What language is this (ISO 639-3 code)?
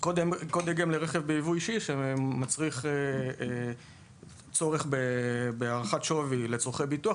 heb